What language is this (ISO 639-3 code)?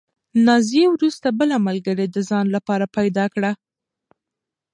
pus